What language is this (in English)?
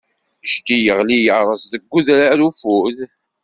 Kabyle